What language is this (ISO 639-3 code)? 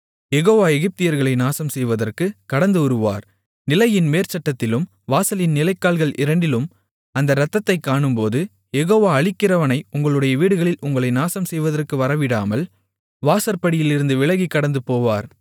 tam